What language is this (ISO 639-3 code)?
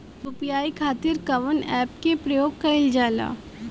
bho